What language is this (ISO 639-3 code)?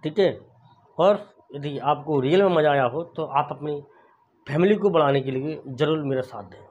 hin